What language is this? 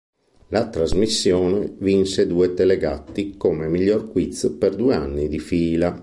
Italian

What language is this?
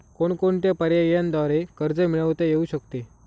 Marathi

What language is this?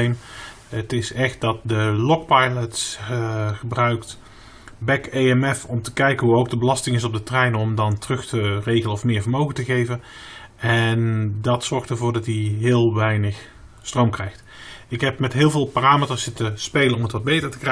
Dutch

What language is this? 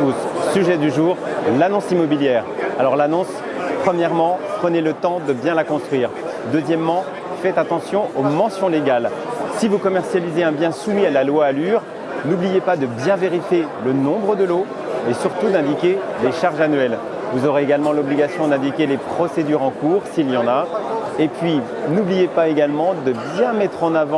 French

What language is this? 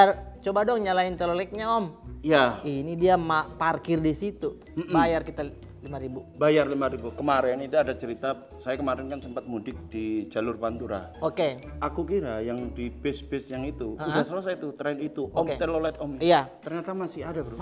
Indonesian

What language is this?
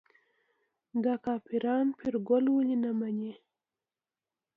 Pashto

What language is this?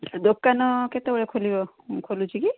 Odia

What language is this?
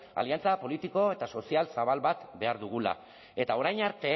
Basque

